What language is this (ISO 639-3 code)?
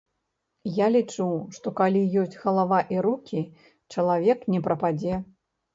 bel